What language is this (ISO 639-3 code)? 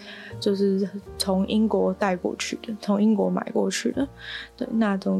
zho